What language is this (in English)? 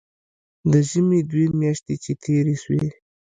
Pashto